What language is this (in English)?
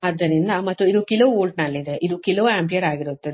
Kannada